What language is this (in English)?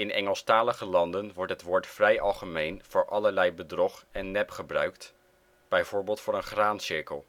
Dutch